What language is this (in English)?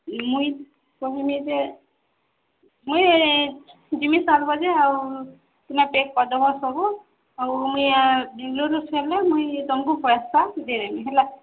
Odia